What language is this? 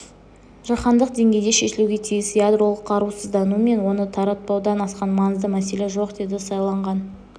Kazakh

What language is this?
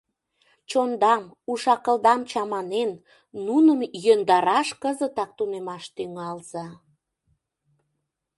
Mari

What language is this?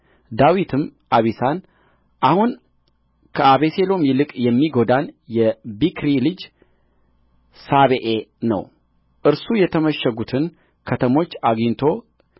Amharic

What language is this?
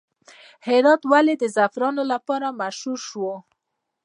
Pashto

